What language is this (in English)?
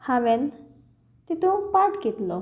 Konkani